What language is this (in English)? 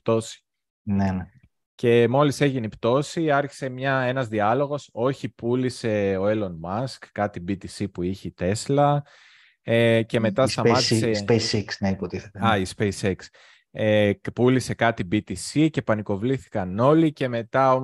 Greek